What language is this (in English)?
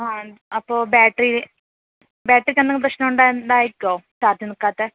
Malayalam